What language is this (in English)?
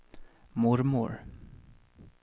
Swedish